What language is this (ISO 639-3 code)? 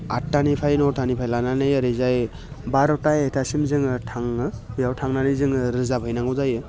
brx